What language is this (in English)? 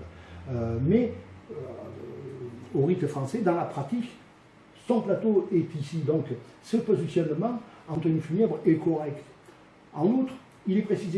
French